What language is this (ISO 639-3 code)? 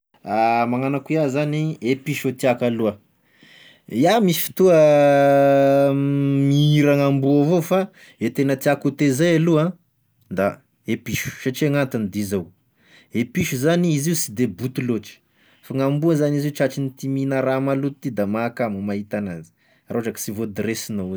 tkg